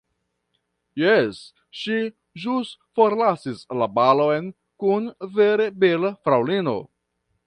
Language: Esperanto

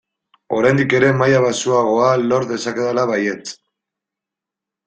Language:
Basque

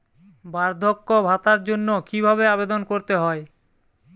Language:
Bangla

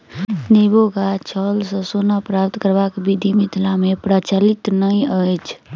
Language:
Maithili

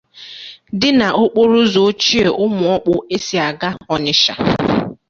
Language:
Igbo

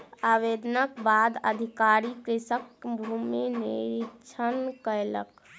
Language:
Maithili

